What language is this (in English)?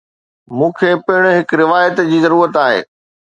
Sindhi